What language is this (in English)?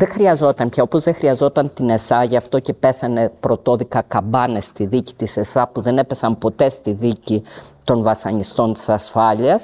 Greek